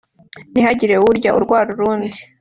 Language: Kinyarwanda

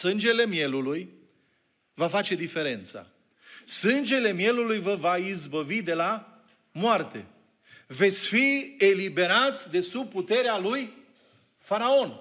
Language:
Romanian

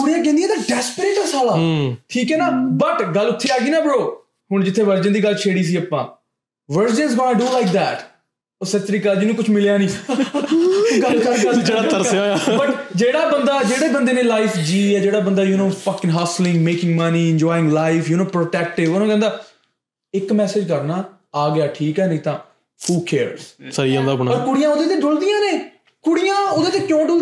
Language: Punjabi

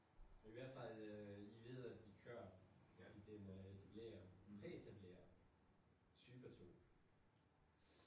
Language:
Danish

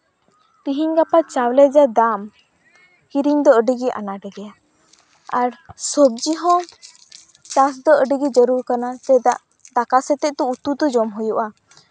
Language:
Santali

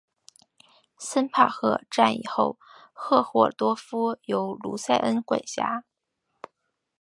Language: Chinese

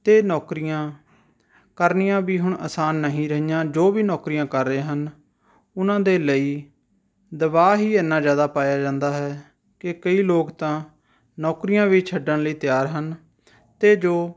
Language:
Punjabi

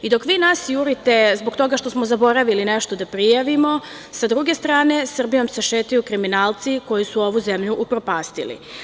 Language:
Serbian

